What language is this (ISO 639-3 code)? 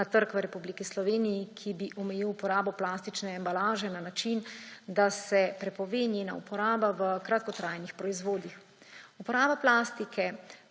slv